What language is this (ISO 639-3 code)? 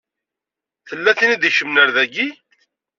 kab